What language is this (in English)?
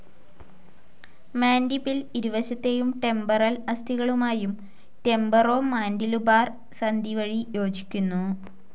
Malayalam